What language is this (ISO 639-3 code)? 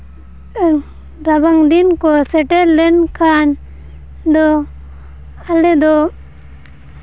sat